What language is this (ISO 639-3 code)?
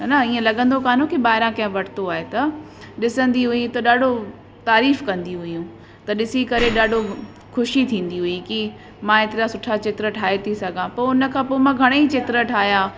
snd